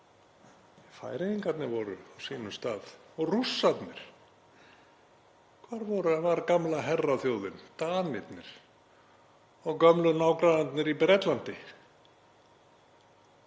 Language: Icelandic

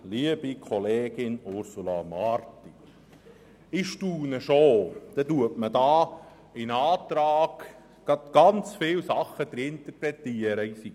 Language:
Swiss German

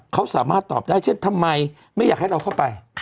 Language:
Thai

